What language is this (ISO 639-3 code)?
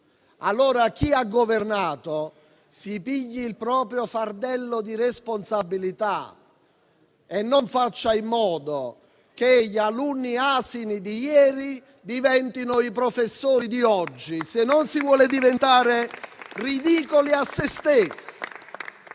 ita